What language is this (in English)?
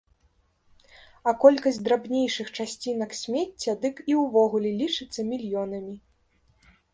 Belarusian